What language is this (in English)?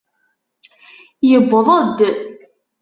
Kabyle